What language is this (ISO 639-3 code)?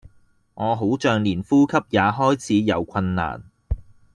yue